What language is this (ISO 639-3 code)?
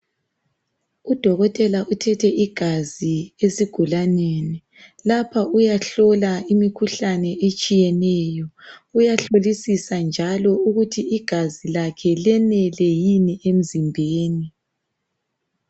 nde